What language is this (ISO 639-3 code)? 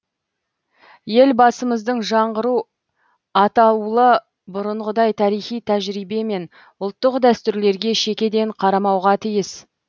kaz